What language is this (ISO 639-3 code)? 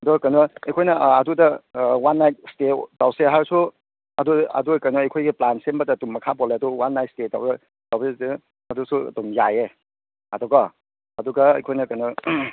mni